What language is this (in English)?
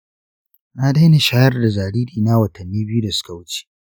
Hausa